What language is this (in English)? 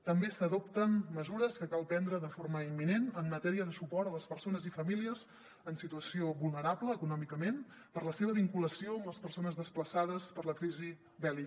Catalan